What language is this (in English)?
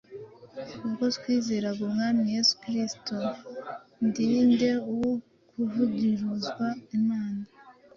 Kinyarwanda